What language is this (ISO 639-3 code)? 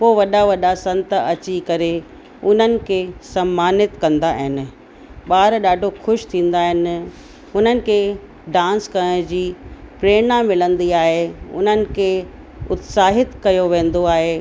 snd